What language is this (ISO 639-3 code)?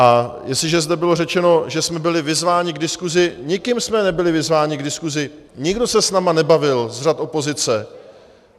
ces